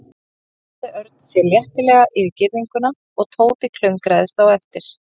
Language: Icelandic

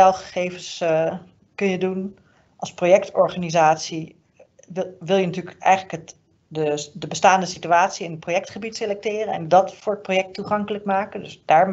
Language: Dutch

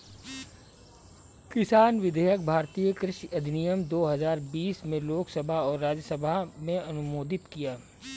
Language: Hindi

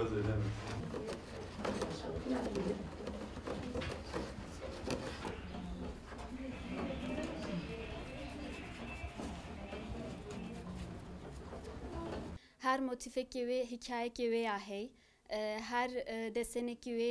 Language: Turkish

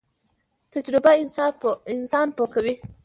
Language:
Pashto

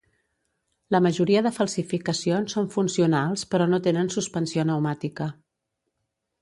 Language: Catalan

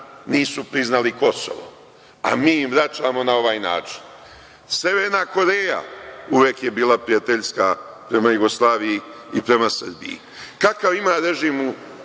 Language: Serbian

